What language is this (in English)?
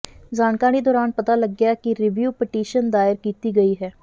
Punjabi